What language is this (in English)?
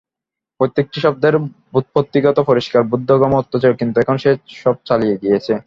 Bangla